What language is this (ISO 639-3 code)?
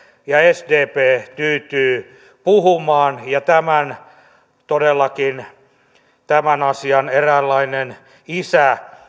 fin